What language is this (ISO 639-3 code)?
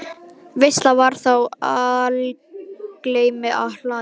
isl